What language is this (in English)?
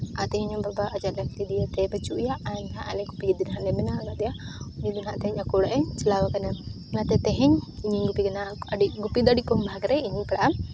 Santali